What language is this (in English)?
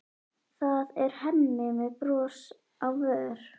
Icelandic